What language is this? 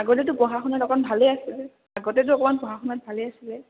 Assamese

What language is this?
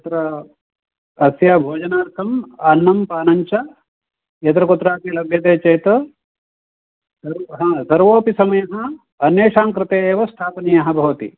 Sanskrit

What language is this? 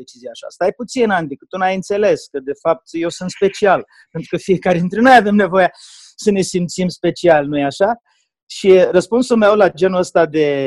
Romanian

